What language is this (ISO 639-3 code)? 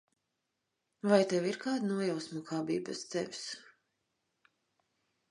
lav